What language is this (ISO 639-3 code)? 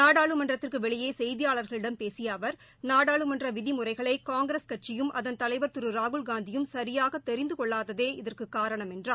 tam